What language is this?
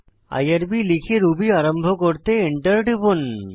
Bangla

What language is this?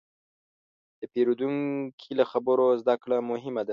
Pashto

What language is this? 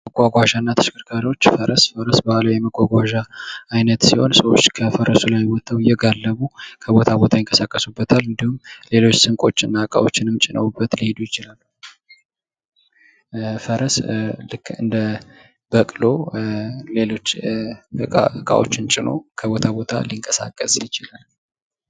Amharic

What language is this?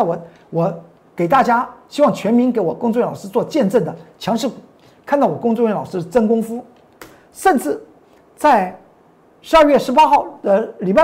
Chinese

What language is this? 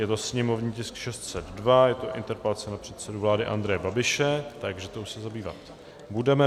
Czech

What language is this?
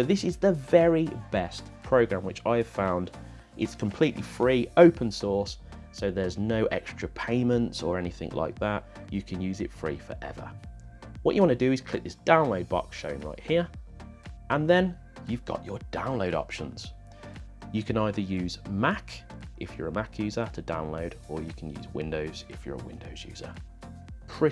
English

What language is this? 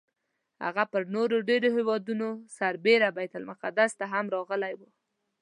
Pashto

